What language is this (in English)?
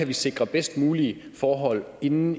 Danish